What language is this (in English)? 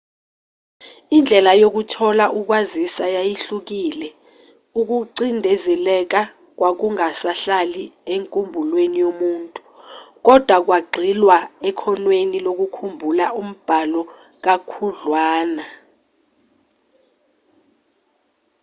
Zulu